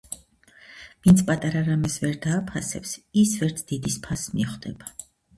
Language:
Georgian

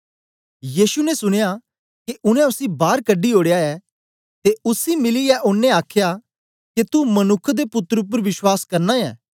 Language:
Dogri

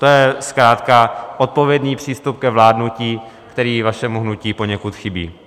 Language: Czech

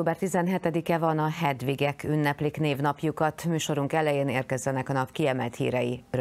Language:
Hungarian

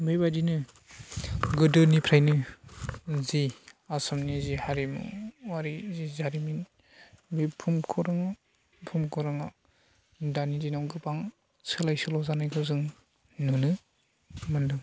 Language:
Bodo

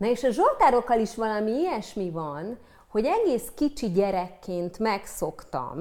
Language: Hungarian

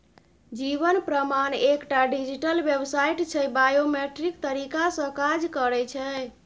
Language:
Maithili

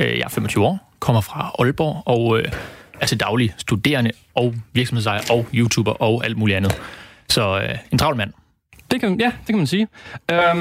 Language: Danish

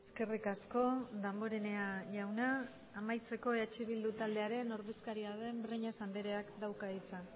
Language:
Basque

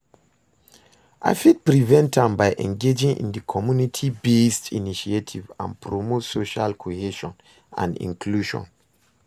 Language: Nigerian Pidgin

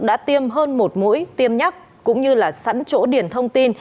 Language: Vietnamese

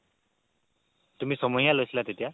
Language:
Assamese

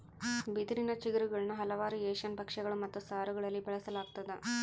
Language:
Kannada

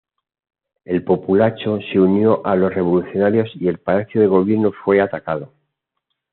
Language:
Spanish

